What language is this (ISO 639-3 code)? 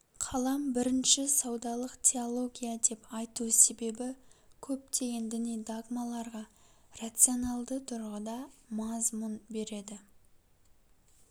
kaz